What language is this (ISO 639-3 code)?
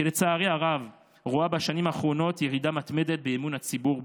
heb